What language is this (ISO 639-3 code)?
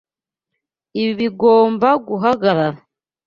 kin